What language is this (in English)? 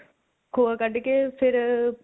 Punjabi